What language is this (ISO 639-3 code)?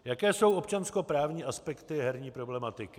ces